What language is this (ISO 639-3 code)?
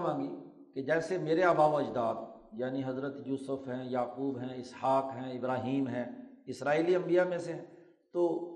urd